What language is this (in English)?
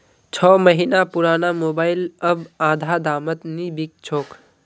Magahi